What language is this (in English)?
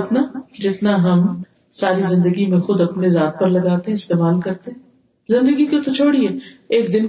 Urdu